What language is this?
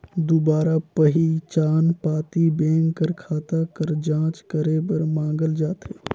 Chhattisgarhi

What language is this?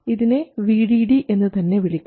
Malayalam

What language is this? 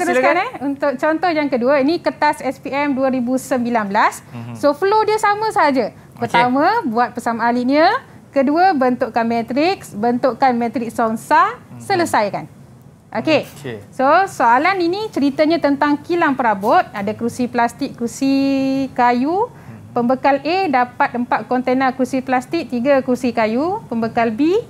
Malay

